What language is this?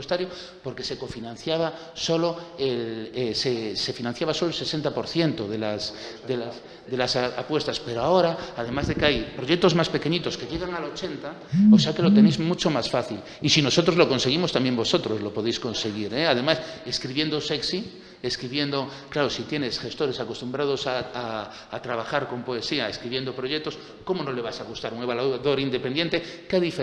Spanish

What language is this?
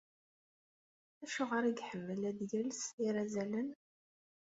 Kabyle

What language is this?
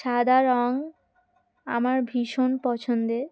Bangla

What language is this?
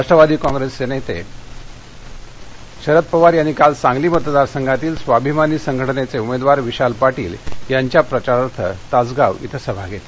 Marathi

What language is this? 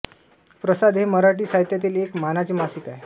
Marathi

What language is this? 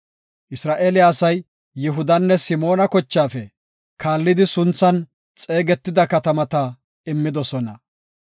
Gofa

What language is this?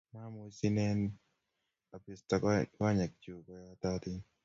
Kalenjin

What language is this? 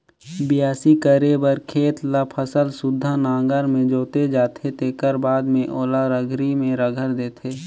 Chhattisgarhi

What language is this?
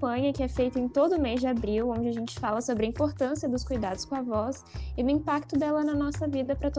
Portuguese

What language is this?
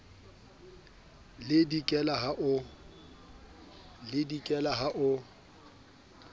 Southern Sotho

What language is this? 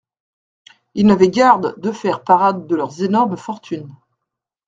French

